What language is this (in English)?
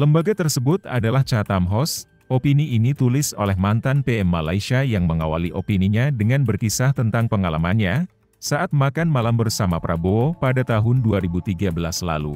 Indonesian